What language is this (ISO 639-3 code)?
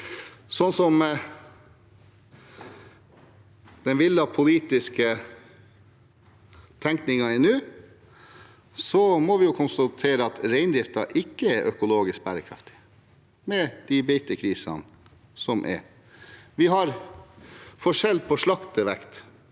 nor